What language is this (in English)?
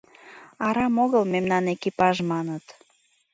Mari